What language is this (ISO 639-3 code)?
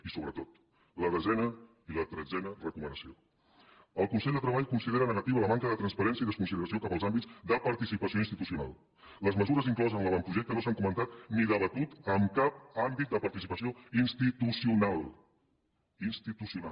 cat